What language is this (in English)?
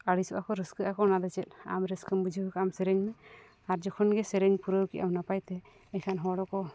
Santali